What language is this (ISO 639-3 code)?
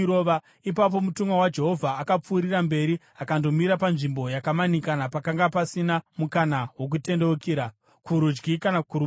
sna